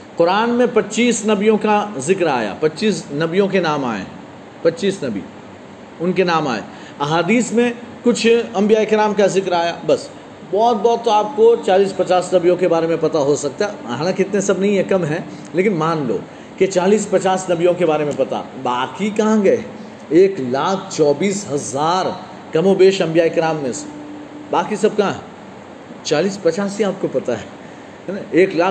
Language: Urdu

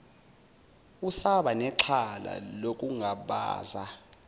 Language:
Zulu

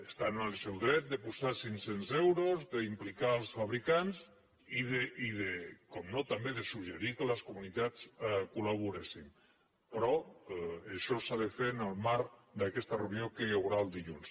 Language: Catalan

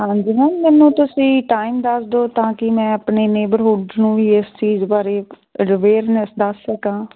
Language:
Punjabi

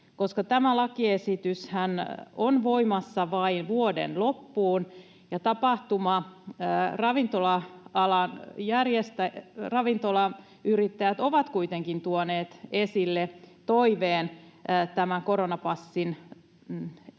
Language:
Finnish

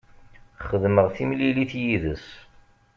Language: Kabyle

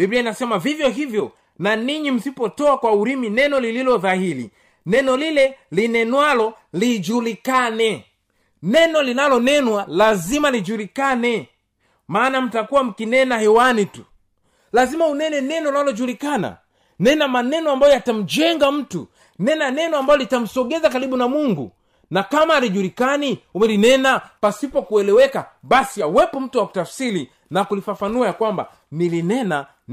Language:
Swahili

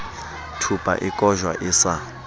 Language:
Southern Sotho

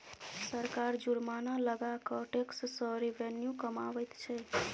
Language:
Maithili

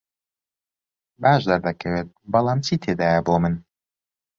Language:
Central Kurdish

